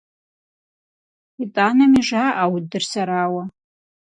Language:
Kabardian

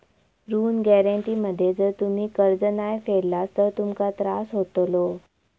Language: Marathi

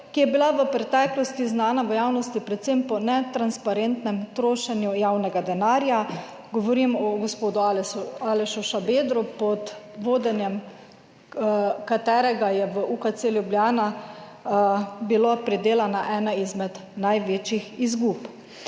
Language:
Slovenian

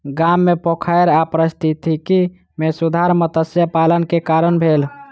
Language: Maithili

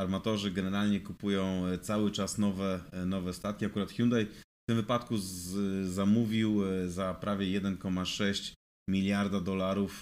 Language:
Polish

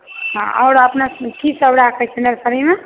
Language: Maithili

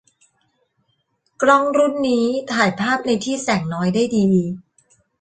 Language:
Thai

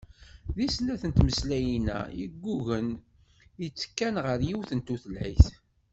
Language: Kabyle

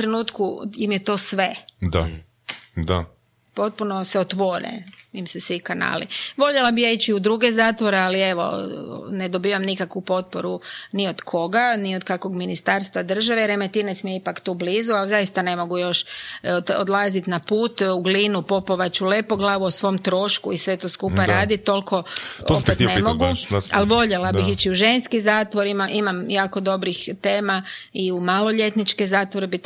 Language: Croatian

